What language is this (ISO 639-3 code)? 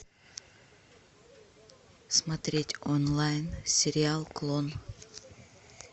rus